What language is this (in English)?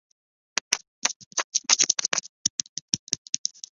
Chinese